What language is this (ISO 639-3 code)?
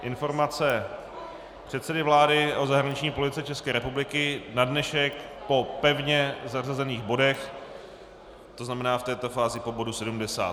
ces